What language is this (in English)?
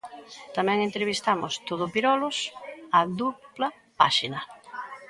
Galician